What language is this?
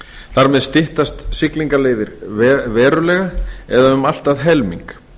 Icelandic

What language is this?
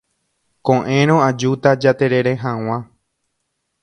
Guarani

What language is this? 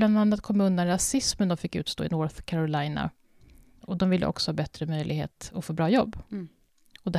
Swedish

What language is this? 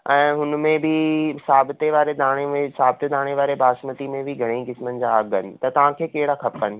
Sindhi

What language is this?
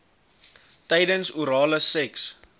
Afrikaans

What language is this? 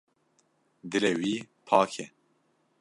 Kurdish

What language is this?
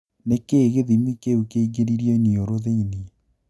Kikuyu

